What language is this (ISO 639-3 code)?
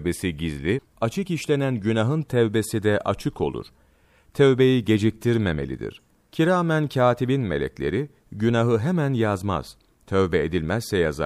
tur